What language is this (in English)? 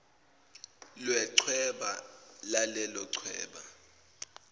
Zulu